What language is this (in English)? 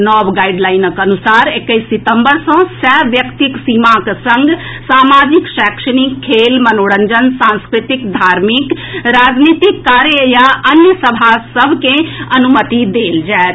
Maithili